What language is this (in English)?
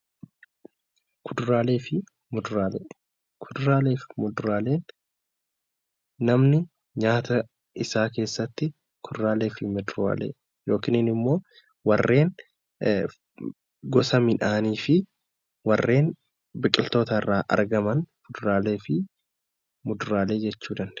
Oromo